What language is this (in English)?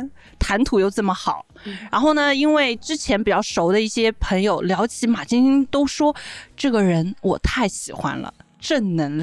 Chinese